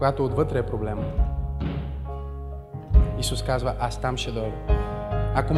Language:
Bulgarian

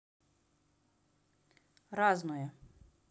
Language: Russian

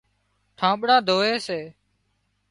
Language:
Wadiyara Koli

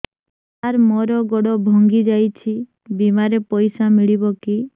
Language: Odia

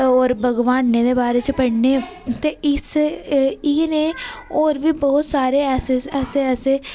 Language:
Dogri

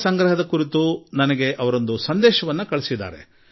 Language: Kannada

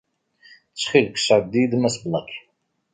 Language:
Kabyle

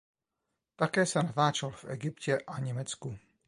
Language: Czech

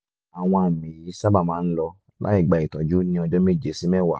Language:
Yoruba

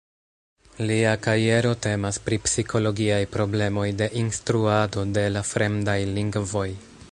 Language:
Esperanto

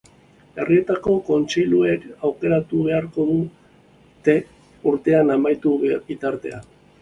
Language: Basque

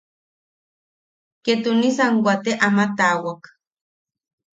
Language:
Yaqui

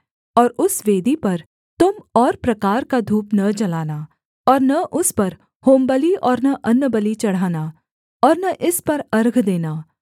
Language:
Hindi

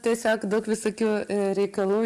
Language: Lithuanian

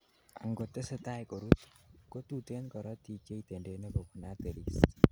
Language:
Kalenjin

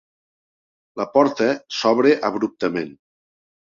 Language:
Catalan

